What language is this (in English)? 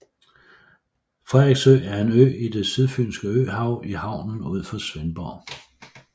Danish